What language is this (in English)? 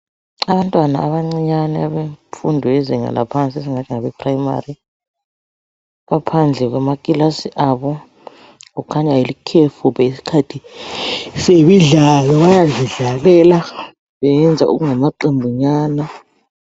North Ndebele